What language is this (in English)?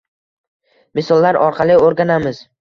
Uzbek